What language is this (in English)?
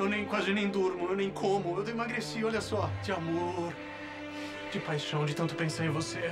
Portuguese